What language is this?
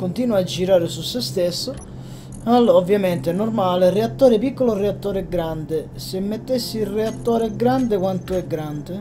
Italian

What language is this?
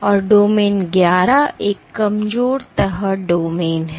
Hindi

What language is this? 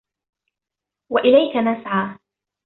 Arabic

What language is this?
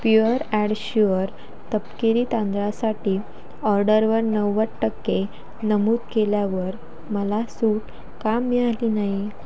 Marathi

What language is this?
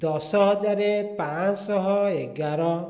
Odia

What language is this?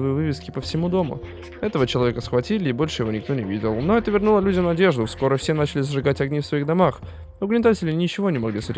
Russian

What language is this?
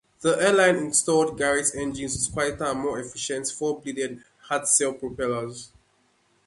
English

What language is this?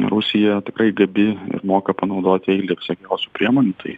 Lithuanian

